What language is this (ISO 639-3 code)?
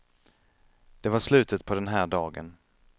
swe